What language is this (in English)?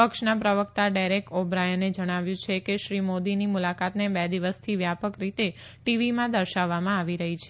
Gujarati